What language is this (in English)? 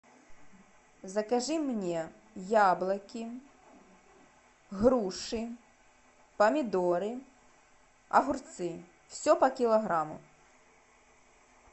Russian